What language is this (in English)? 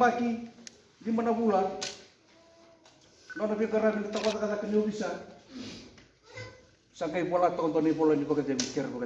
Indonesian